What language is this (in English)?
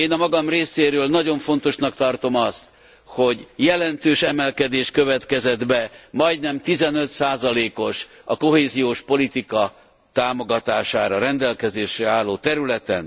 Hungarian